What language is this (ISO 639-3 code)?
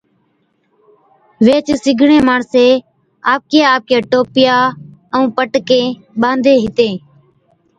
odk